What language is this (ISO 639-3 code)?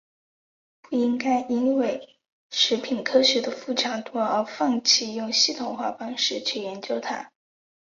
zho